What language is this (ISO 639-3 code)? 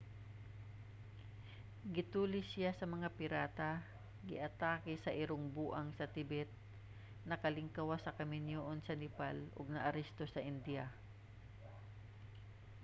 ceb